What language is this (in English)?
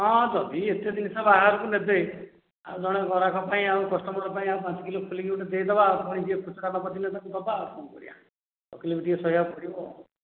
Odia